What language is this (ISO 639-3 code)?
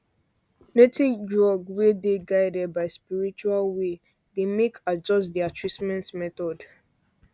pcm